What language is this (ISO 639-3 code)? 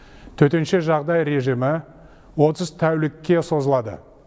kaz